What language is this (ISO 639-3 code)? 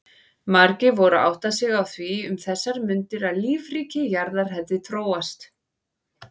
isl